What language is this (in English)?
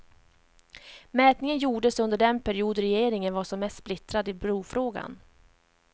Swedish